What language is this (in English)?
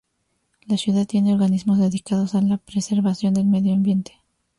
Spanish